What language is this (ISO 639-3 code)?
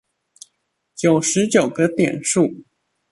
zho